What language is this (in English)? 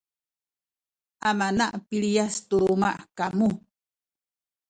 Sakizaya